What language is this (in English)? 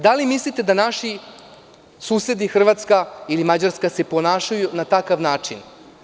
Serbian